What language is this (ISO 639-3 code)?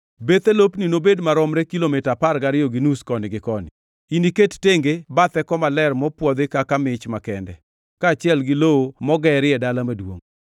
luo